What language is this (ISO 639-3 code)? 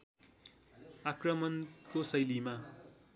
nep